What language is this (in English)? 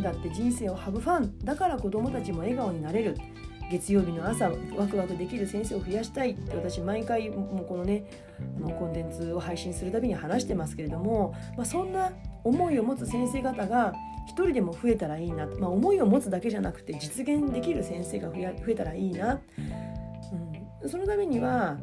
Japanese